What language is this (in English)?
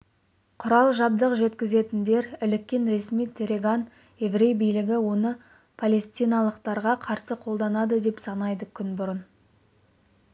Kazakh